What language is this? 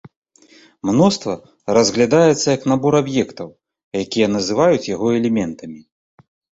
Belarusian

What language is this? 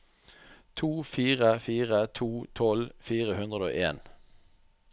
Norwegian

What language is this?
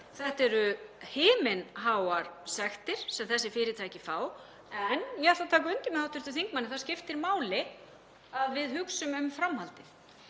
Icelandic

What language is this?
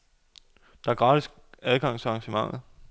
Danish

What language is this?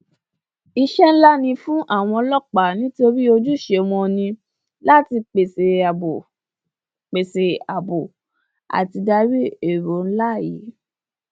Yoruba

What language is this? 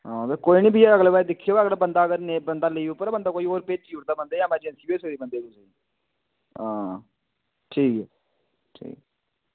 Dogri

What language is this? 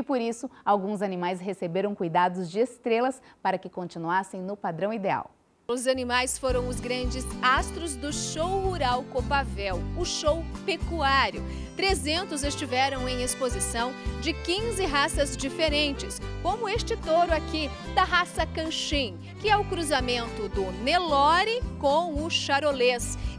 Portuguese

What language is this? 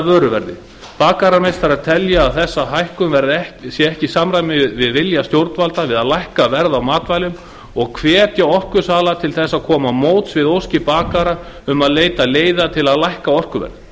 Icelandic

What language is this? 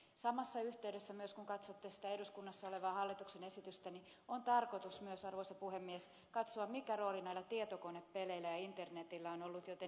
Finnish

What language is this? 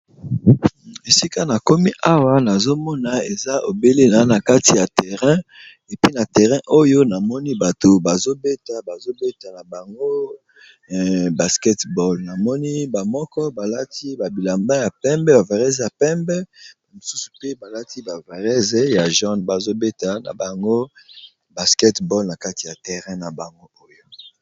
Lingala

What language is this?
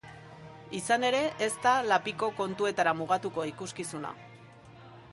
Basque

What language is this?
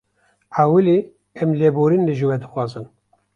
Kurdish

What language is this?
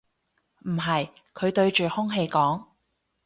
Cantonese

